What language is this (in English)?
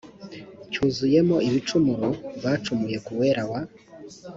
Kinyarwanda